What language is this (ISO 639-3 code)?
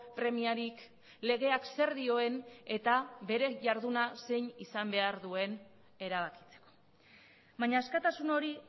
eus